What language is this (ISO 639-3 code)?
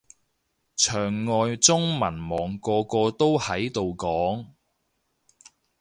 yue